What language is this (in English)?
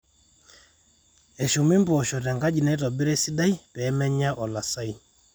Masai